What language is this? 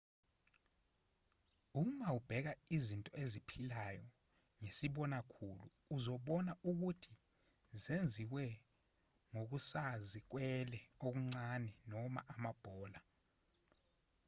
Zulu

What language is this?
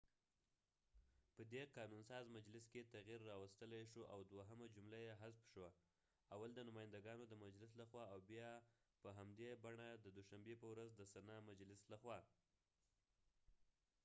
Pashto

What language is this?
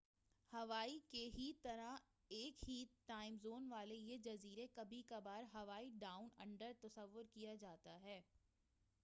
Urdu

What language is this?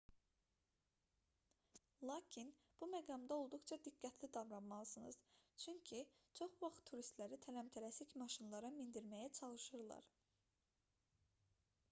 Azerbaijani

